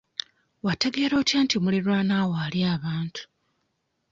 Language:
Ganda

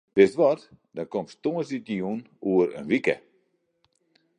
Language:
Western Frisian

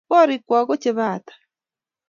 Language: Kalenjin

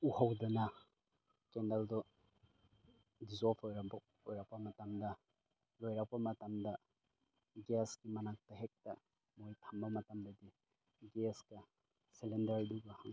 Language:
Manipuri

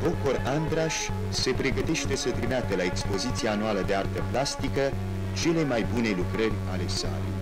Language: Romanian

